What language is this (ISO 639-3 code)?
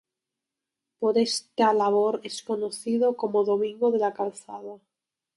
spa